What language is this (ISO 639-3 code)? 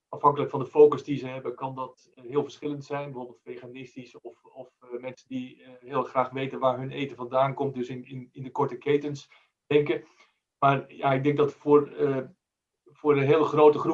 nld